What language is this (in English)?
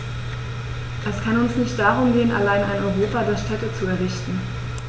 German